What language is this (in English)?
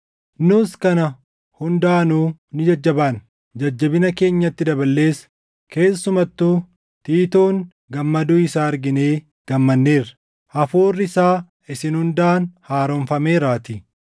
Oromo